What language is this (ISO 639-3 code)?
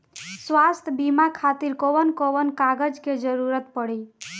bho